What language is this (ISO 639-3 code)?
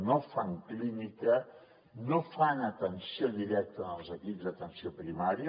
cat